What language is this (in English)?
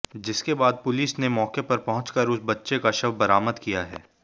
Hindi